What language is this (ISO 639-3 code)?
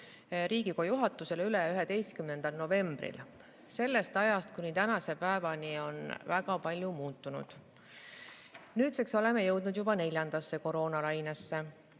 est